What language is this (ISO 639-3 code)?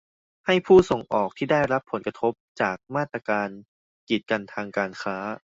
tha